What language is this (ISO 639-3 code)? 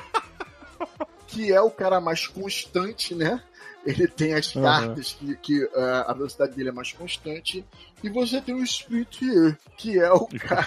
por